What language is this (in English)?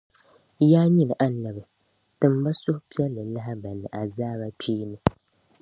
Dagbani